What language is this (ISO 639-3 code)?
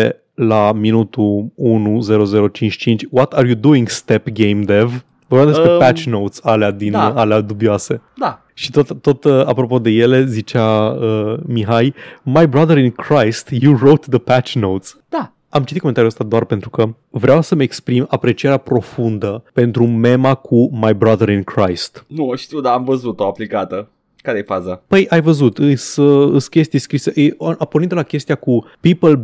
ron